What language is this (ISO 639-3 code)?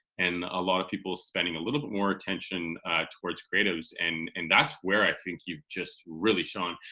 eng